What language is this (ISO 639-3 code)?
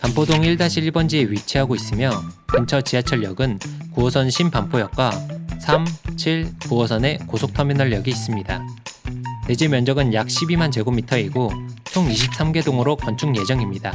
kor